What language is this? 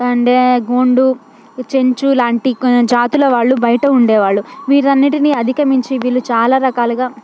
Telugu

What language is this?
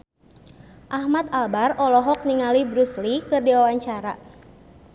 Sundanese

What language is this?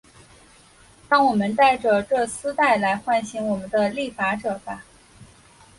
Chinese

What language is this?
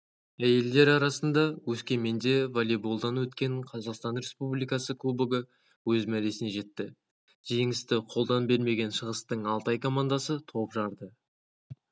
Kazakh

